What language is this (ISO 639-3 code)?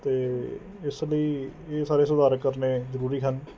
pan